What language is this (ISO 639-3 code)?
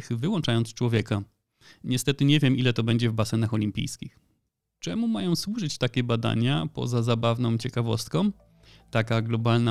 pol